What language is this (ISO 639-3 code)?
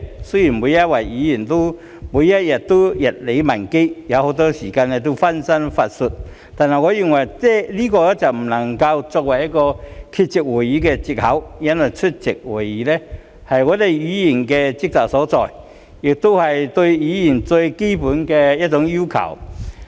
yue